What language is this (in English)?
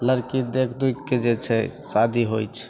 Maithili